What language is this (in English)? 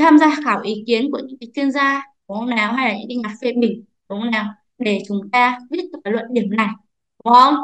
Vietnamese